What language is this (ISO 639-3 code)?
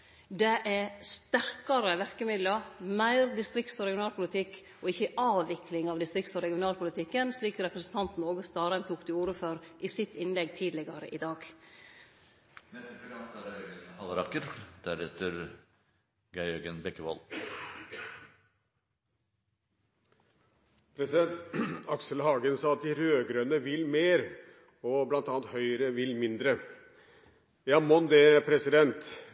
nor